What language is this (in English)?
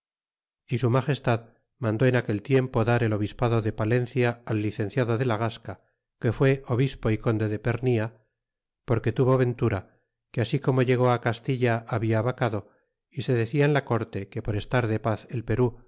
Spanish